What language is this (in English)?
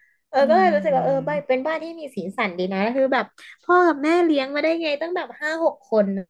Thai